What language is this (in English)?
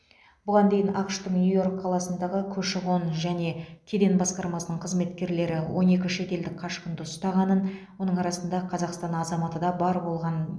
Kazakh